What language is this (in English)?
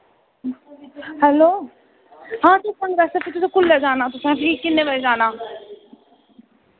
Dogri